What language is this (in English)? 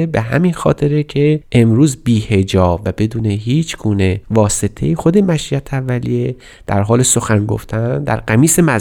Persian